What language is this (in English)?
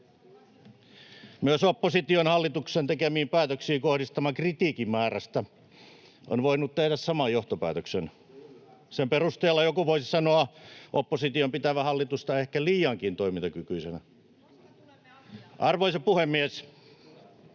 Finnish